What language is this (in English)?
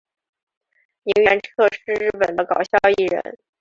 Chinese